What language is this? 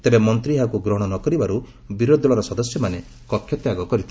Odia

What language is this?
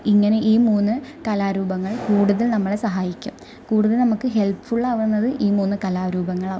Malayalam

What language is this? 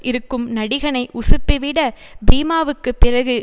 Tamil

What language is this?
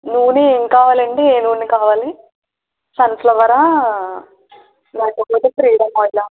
Telugu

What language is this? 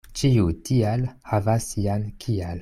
Esperanto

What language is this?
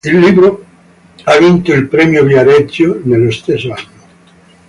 Italian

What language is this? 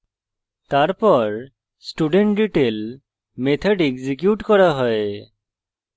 Bangla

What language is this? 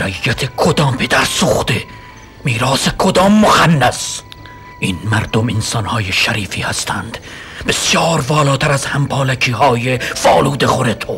Persian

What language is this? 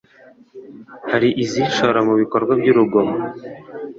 Kinyarwanda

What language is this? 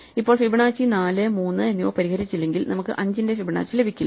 Malayalam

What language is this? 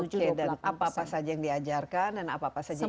Indonesian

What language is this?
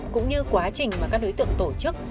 Vietnamese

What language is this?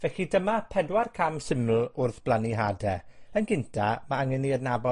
Welsh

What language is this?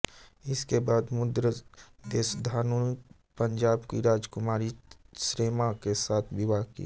Hindi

